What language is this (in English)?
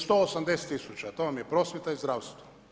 Croatian